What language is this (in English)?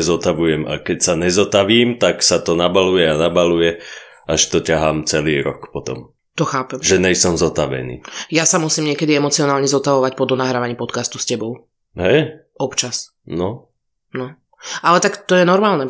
Slovak